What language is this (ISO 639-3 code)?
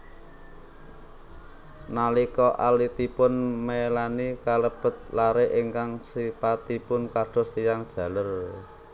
jav